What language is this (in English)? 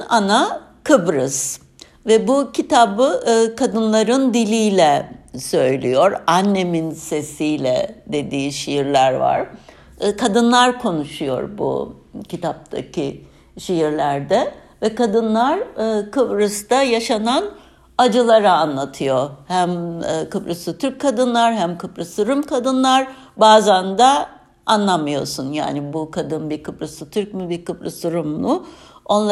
Turkish